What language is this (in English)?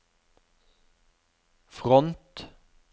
Norwegian